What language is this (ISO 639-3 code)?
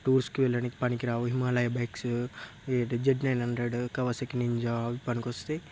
tel